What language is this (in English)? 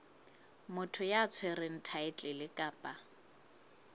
Southern Sotho